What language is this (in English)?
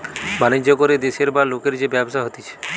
Bangla